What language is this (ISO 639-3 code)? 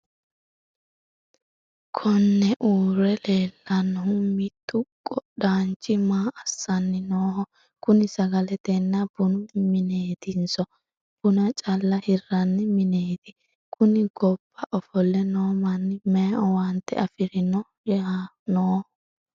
sid